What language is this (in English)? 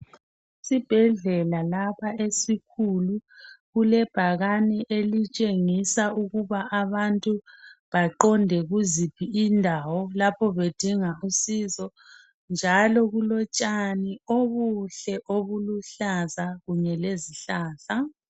North Ndebele